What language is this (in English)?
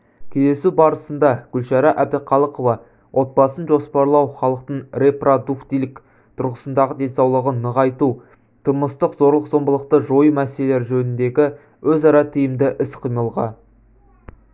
Kazakh